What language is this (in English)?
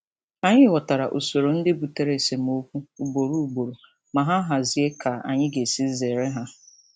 Igbo